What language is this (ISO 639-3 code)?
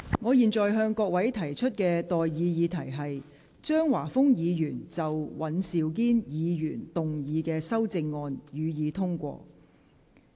yue